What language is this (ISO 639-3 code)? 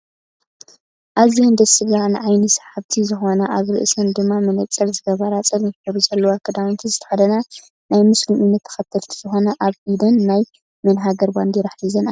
tir